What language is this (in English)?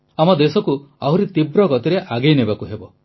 Odia